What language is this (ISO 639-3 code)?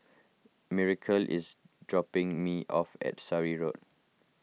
eng